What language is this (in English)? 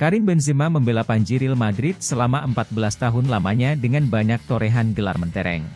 Indonesian